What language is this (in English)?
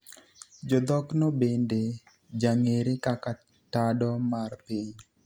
Luo (Kenya and Tanzania)